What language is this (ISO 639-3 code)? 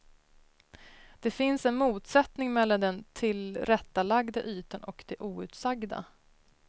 swe